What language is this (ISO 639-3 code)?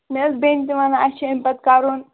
kas